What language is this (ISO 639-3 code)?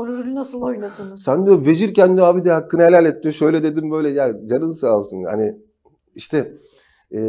tur